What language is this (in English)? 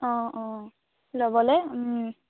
Assamese